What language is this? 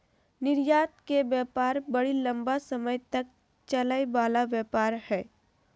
Magahi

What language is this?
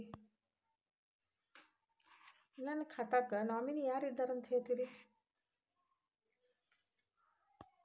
Kannada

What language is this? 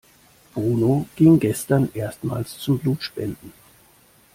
German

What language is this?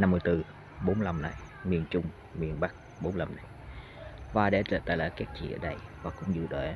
Vietnamese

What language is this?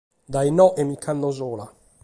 Sardinian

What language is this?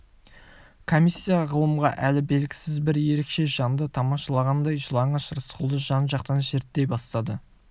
Kazakh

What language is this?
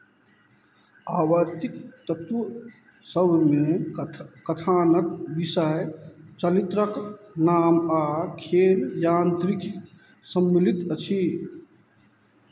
Maithili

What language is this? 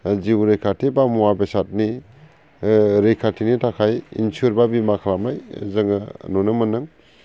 Bodo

